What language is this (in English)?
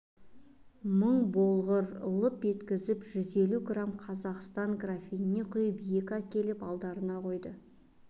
Kazakh